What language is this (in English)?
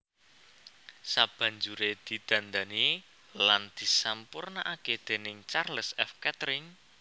Javanese